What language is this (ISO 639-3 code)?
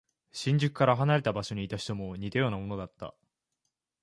jpn